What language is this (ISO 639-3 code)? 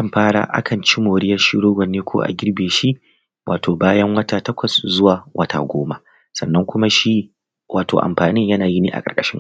hau